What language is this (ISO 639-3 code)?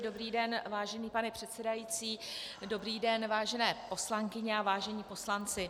ces